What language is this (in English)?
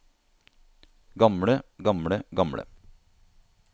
Norwegian